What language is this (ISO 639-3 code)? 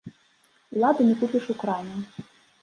bel